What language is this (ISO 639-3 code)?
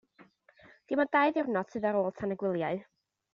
cym